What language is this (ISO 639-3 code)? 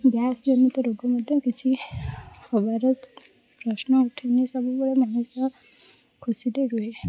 ori